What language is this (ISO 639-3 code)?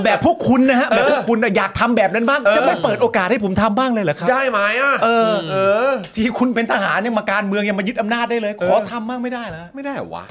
tha